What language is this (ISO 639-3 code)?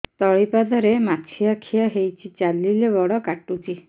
ori